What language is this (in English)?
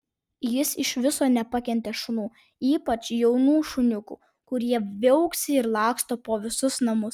Lithuanian